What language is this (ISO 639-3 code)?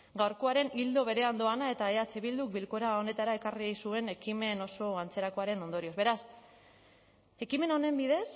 eus